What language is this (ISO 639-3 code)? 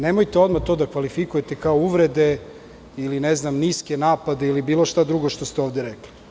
srp